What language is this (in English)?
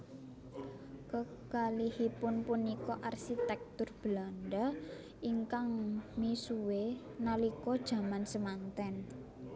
Javanese